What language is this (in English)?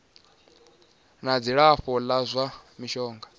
Venda